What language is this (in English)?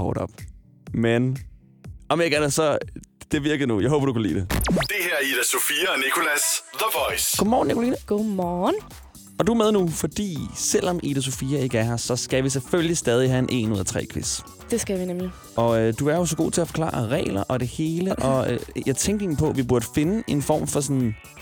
Danish